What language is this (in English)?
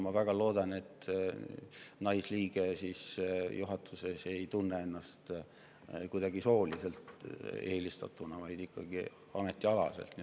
Estonian